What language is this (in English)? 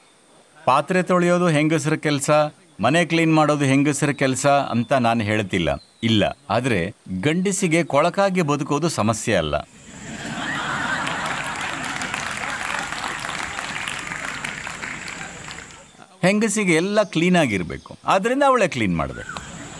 Hindi